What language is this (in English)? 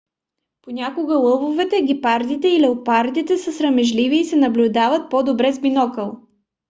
Bulgarian